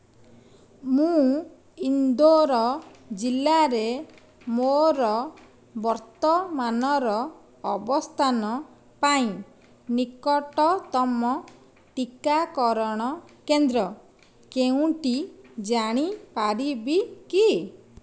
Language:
Odia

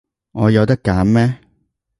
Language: Cantonese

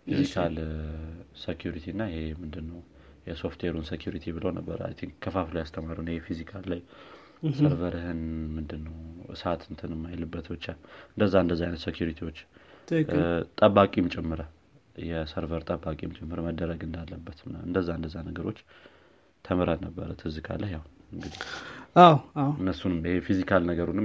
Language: Amharic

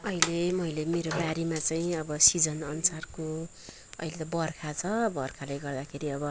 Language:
Nepali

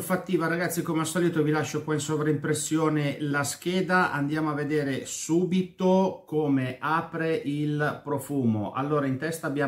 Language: Italian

